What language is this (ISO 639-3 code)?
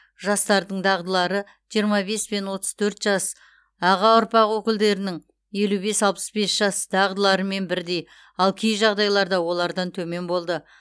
kaz